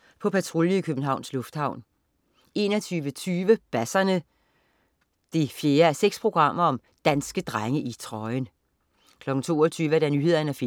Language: Danish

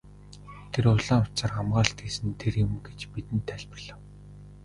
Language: Mongolian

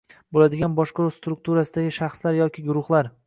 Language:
Uzbek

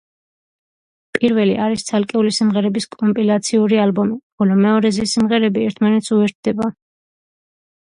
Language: Georgian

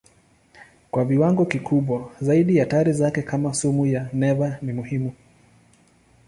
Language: Swahili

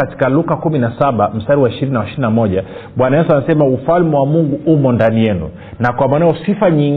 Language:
Swahili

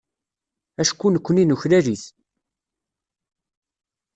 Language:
Kabyle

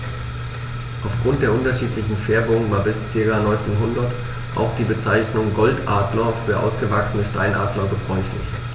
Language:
German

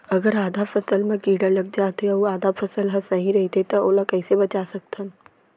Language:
Chhattisgarhi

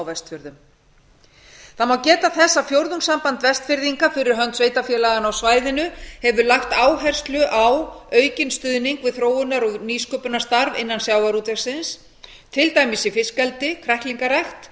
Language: Icelandic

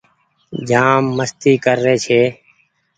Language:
Goaria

